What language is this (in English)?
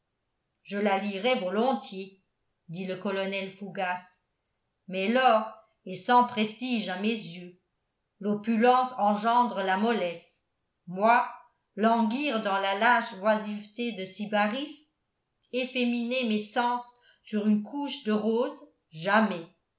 French